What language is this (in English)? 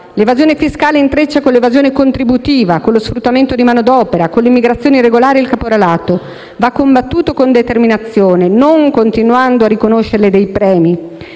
Italian